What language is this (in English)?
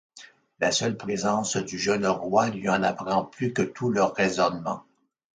French